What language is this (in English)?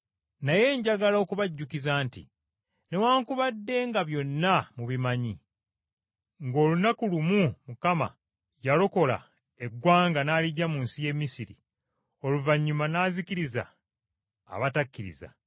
Ganda